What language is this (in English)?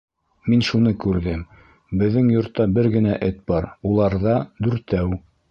Bashkir